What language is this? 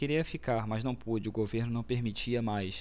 Portuguese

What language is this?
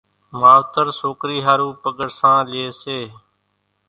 Kachi Koli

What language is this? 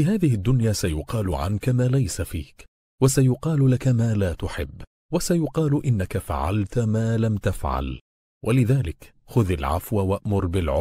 Arabic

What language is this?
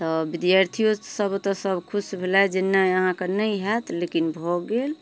Maithili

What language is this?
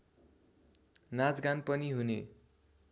Nepali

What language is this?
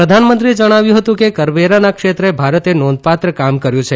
Gujarati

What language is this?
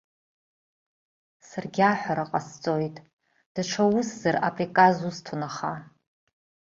Abkhazian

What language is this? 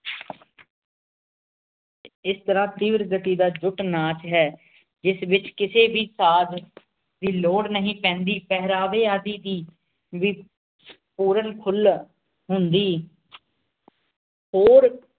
Punjabi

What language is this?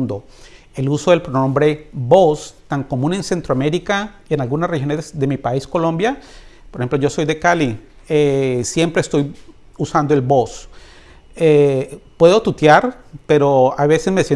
Spanish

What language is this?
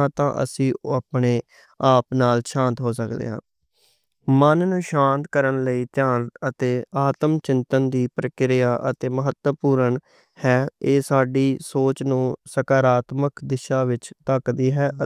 Western Panjabi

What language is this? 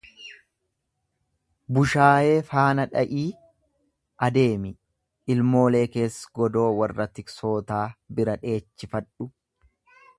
Oromo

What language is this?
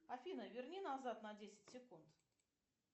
Russian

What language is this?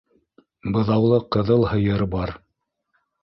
Bashkir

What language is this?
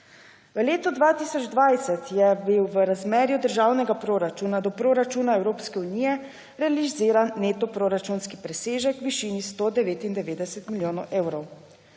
Slovenian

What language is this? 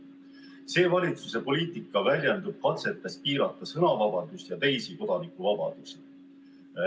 Estonian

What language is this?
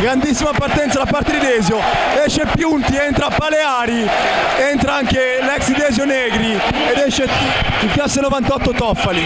Italian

